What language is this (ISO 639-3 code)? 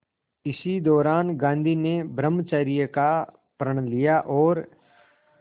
hin